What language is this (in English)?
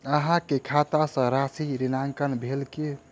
Maithili